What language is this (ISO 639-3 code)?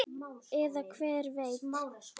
isl